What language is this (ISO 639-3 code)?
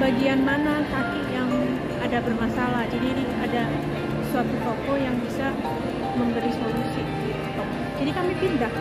ind